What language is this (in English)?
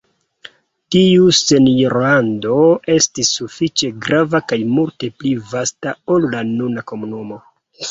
Esperanto